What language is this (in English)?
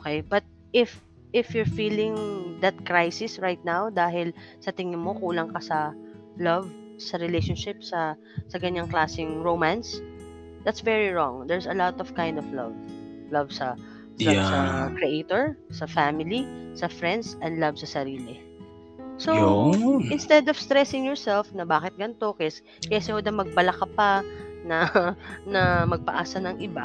Filipino